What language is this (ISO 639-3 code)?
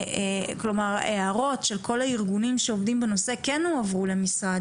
heb